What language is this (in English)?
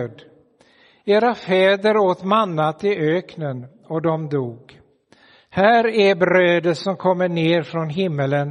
Swedish